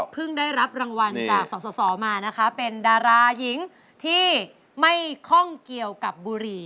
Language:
Thai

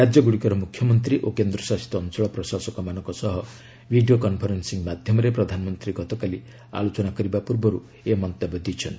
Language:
Odia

